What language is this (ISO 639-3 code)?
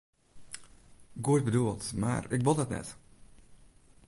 fry